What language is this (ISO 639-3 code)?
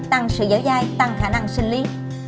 vie